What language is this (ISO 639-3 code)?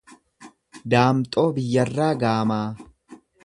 orm